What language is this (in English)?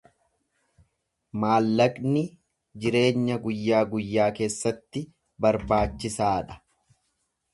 Oromo